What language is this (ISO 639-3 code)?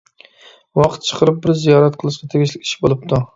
uig